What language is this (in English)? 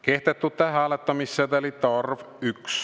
Estonian